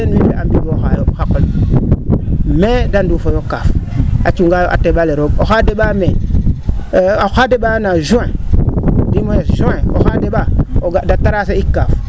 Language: Serer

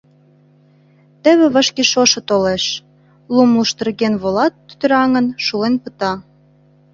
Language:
Mari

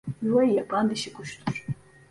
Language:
Turkish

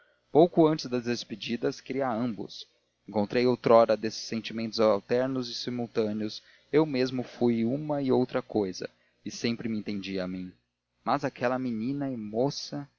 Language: Portuguese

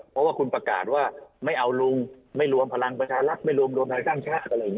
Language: Thai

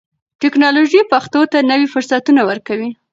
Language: Pashto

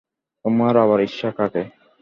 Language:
Bangla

